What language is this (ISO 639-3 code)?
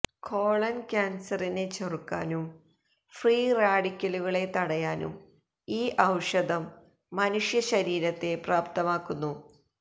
mal